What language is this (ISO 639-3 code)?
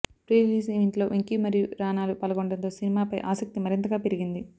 tel